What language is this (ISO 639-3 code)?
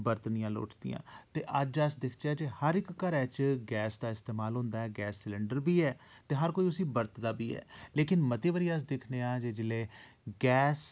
doi